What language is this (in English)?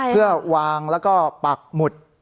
Thai